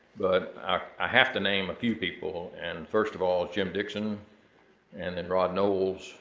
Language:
English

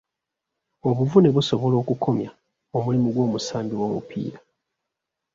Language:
Ganda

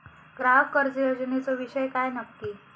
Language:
Marathi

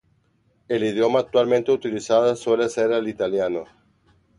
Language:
Spanish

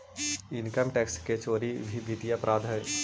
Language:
Magahi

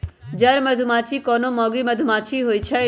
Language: Magahi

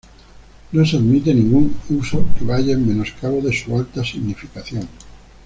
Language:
Spanish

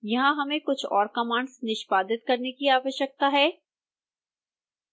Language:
Hindi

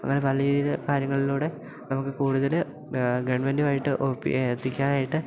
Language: Malayalam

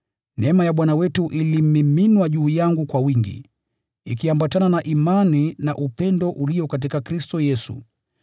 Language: Swahili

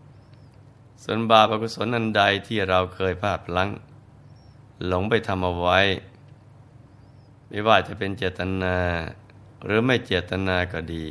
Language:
Thai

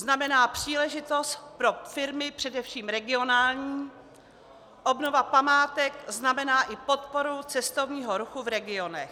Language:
Czech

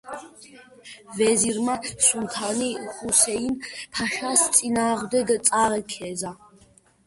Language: Georgian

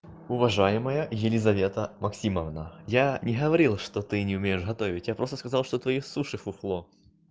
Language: Russian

